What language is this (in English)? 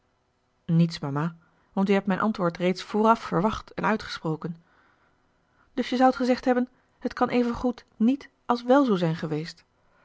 Dutch